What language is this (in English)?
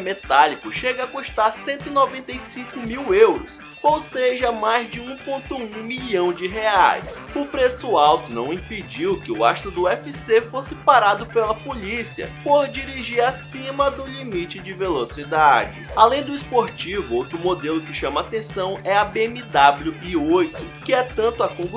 Portuguese